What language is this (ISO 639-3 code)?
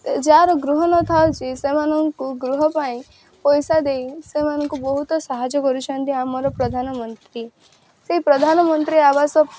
ori